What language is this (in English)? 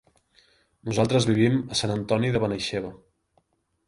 Catalan